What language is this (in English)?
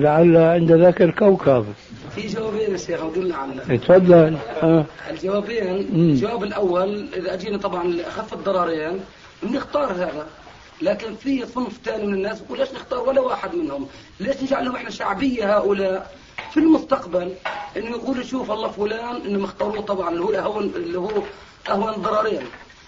Arabic